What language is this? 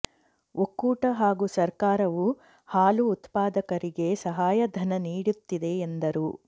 Kannada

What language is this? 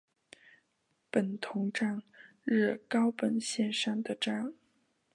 Chinese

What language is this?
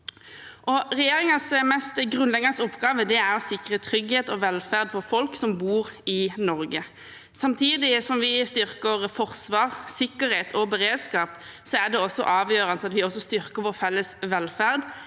Norwegian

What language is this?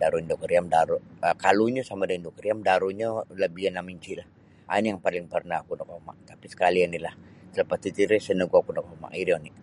Sabah Bisaya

